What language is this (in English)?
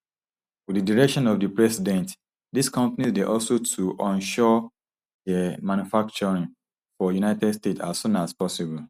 Nigerian Pidgin